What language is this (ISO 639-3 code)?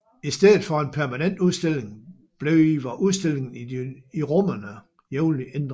dan